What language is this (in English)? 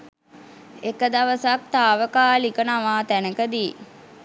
Sinhala